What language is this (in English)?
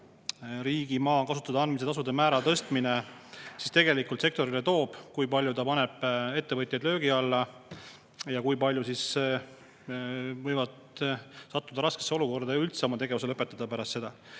Estonian